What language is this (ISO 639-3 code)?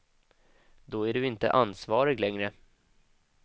swe